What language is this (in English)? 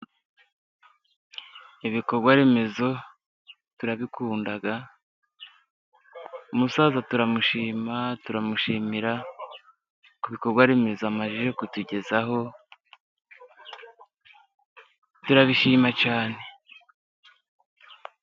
Kinyarwanda